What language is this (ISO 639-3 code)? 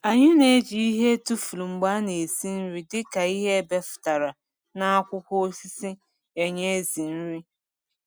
ibo